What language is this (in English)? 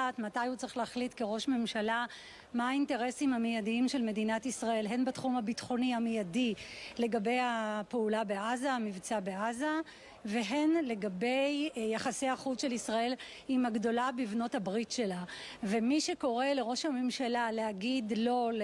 Hebrew